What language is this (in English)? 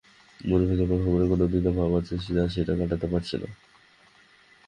Bangla